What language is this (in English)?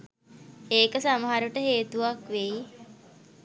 Sinhala